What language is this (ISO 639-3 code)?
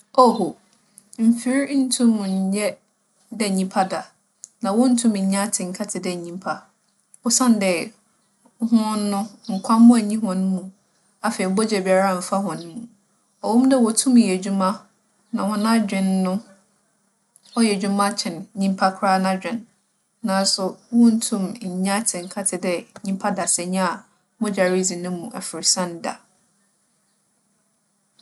aka